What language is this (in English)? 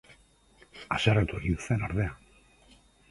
Basque